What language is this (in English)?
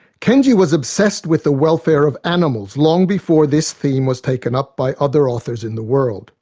English